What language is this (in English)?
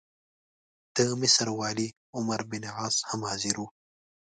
Pashto